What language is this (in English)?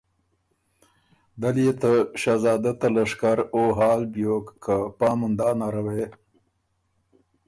Ormuri